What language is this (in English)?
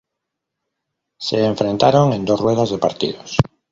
Spanish